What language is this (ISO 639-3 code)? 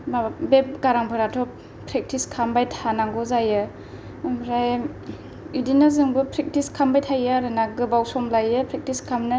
brx